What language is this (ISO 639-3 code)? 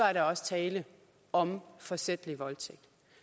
dan